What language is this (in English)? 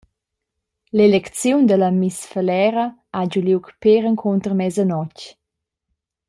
Romansh